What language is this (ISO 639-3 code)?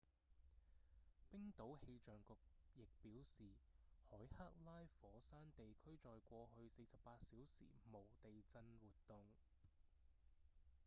yue